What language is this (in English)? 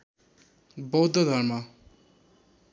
Nepali